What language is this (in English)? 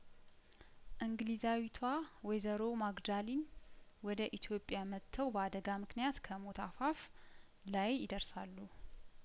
Amharic